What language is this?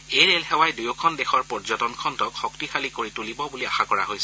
Assamese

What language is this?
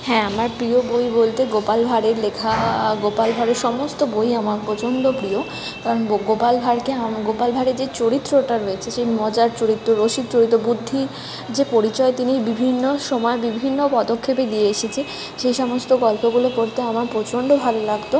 Bangla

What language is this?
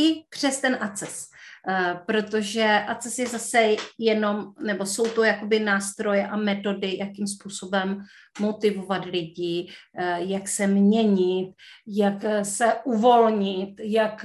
Czech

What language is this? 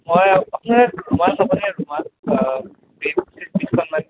Assamese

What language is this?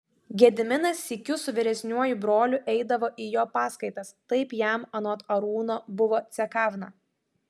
Lithuanian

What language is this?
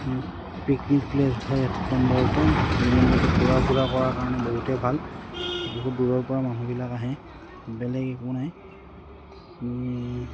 Assamese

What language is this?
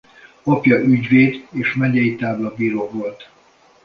Hungarian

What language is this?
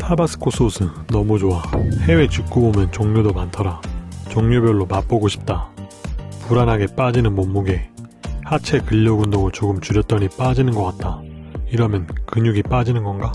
Korean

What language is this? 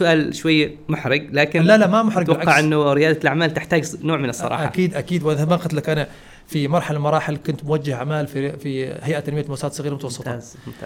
Arabic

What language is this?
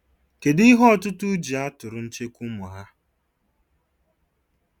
Igbo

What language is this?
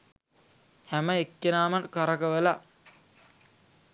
Sinhala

